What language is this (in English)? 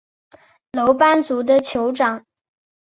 Chinese